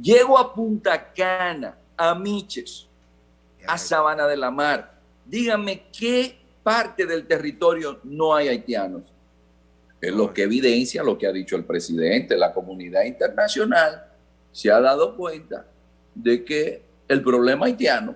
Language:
Spanish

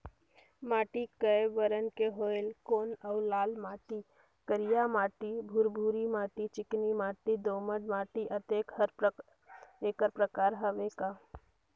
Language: Chhattisgarhi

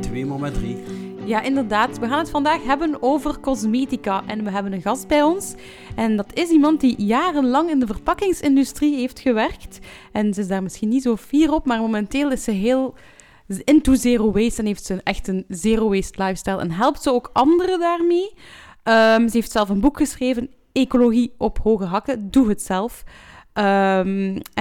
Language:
Dutch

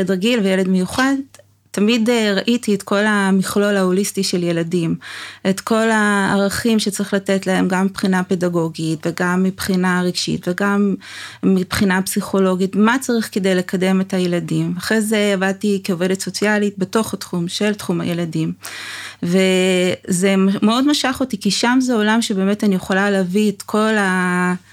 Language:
Hebrew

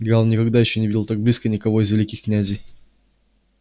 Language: Russian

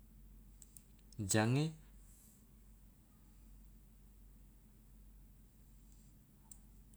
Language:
Loloda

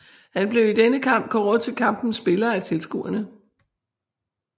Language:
Danish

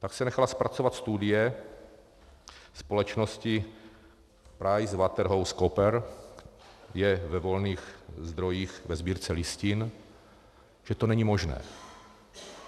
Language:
Czech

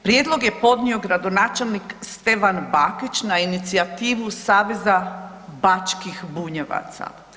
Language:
Croatian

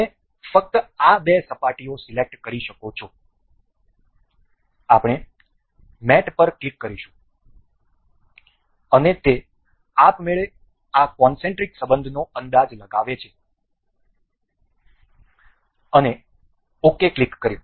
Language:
Gujarati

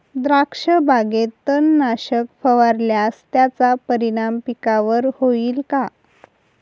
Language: Marathi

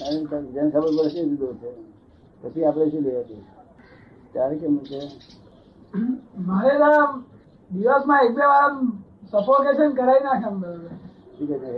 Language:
Gujarati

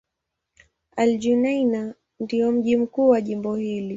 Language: Swahili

